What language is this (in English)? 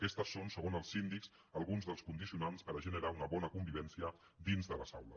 Catalan